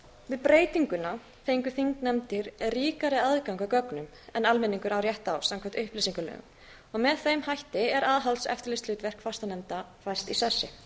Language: Icelandic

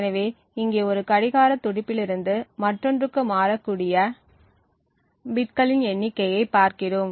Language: Tamil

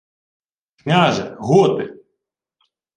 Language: Ukrainian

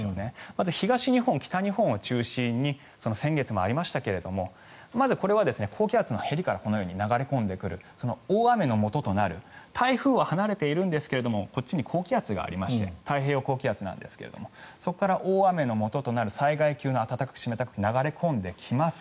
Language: Japanese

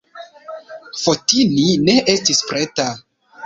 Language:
Esperanto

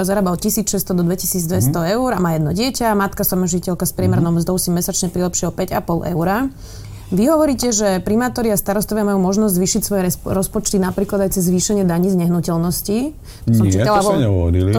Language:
Slovak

